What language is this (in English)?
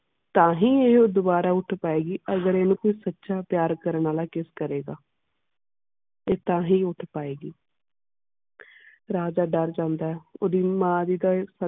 Punjabi